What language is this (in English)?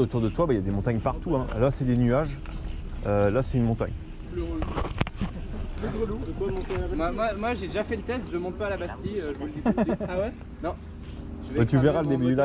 French